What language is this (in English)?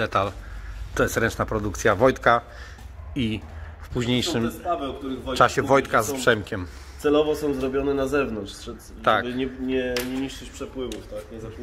Polish